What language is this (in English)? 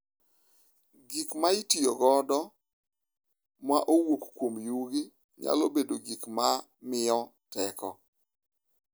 Luo (Kenya and Tanzania)